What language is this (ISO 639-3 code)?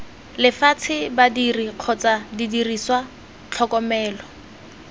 tsn